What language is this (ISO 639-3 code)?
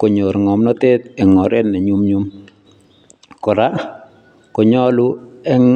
kln